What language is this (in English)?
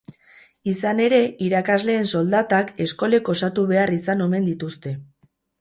Basque